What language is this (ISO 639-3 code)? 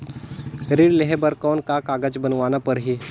hne